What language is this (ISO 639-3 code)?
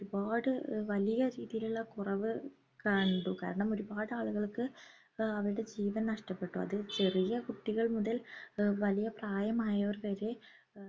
mal